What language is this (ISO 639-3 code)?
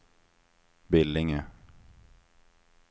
swe